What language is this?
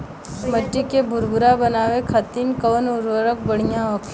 Bhojpuri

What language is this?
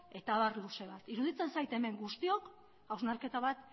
Basque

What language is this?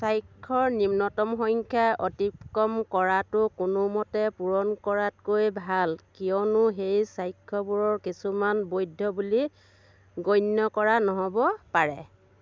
Assamese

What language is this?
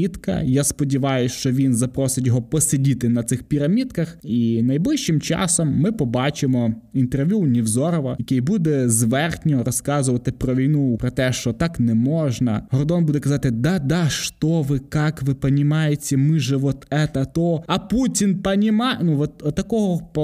Ukrainian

